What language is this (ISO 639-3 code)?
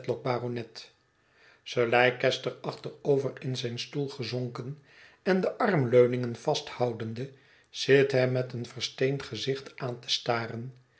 nld